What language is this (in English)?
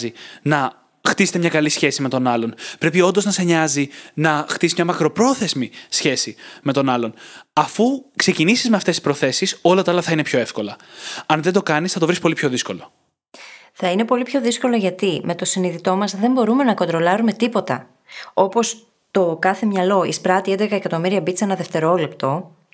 Greek